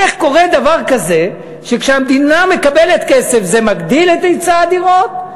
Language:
Hebrew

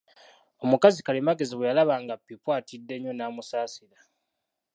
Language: Ganda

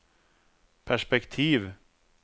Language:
Swedish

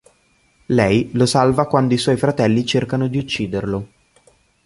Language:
Italian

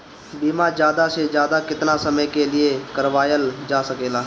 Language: Bhojpuri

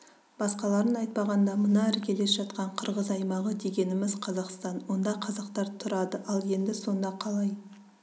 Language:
Kazakh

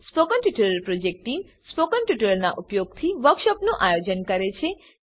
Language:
Gujarati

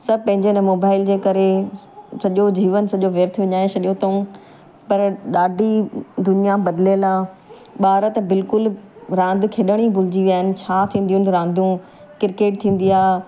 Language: Sindhi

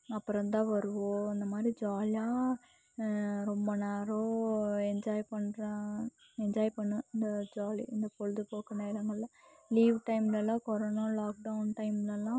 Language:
Tamil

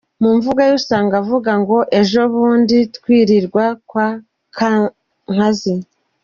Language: Kinyarwanda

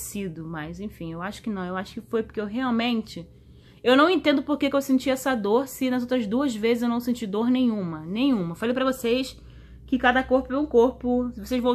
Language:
Portuguese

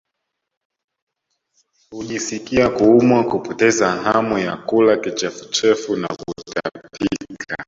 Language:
Swahili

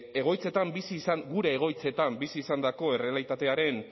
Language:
Basque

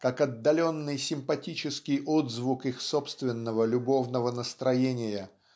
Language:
Russian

